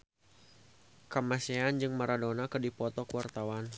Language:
Sundanese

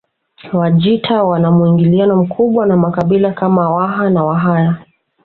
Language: Swahili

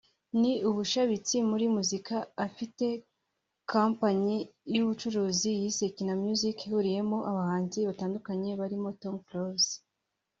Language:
Kinyarwanda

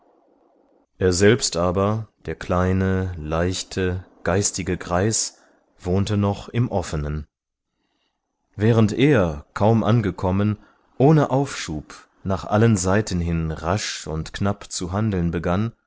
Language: German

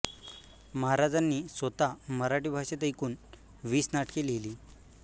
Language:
Marathi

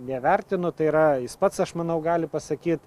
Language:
Lithuanian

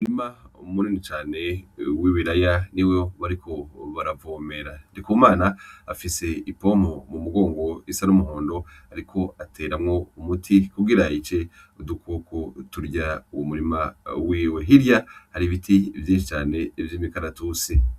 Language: Rundi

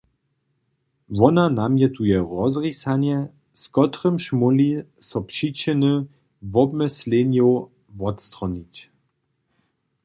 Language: Upper Sorbian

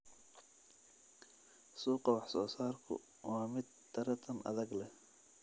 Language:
Somali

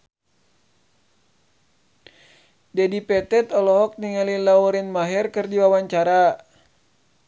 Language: Sundanese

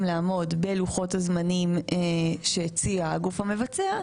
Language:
Hebrew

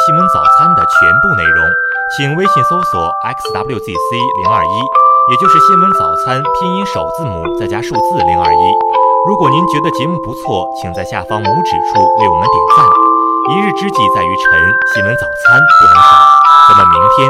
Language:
Chinese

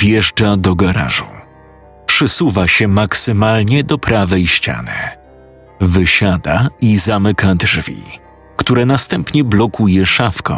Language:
Polish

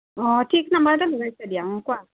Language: Assamese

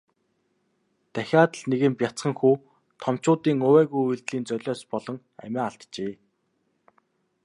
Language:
Mongolian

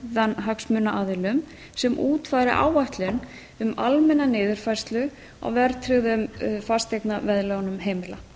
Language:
Icelandic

